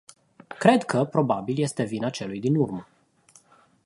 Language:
Romanian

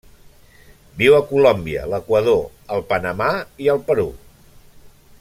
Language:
Catalan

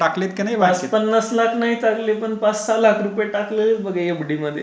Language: Marathi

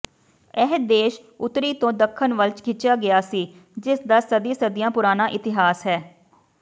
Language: Punjabi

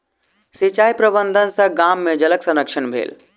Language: Maithili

